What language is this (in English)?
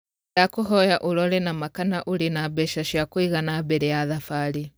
Kikuyu